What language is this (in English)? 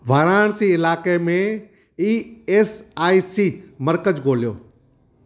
Sindhi